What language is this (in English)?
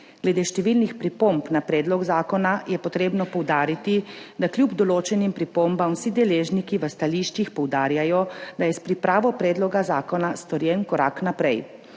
Slovenian